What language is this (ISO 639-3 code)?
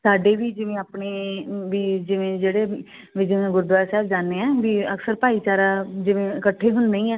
pan